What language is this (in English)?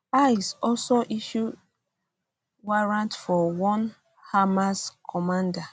Nigerian Pidgin